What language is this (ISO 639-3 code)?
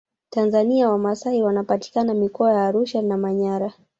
swa